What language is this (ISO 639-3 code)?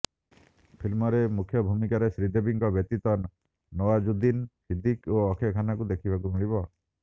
ori